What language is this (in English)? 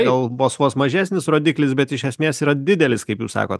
Lithuanian